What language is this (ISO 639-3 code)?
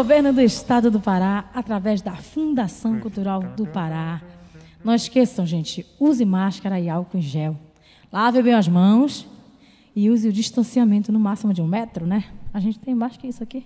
por